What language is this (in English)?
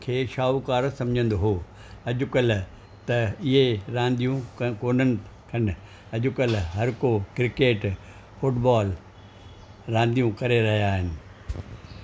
Sindhi